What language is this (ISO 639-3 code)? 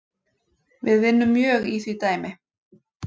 isl